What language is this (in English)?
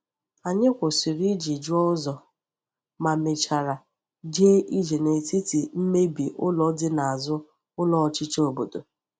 Igbo